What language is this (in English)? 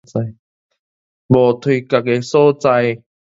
Min Nan Chinese